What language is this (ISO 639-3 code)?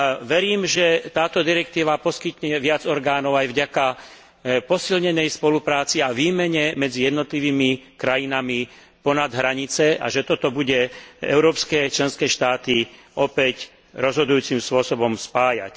slk